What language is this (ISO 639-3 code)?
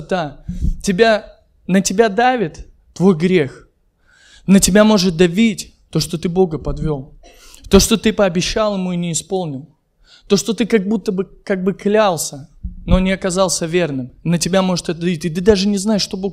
rus